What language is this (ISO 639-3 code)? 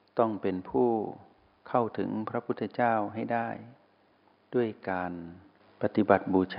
tha